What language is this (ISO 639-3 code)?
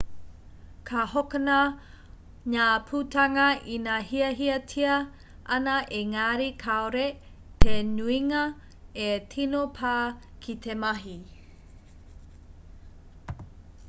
mri